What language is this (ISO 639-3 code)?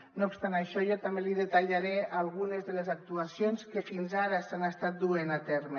cat